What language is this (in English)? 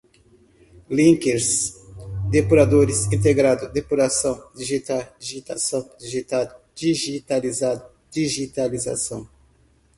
Portuguese